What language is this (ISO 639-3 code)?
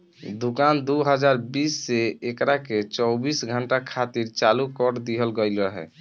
bho